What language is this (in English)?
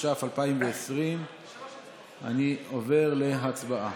Hebrew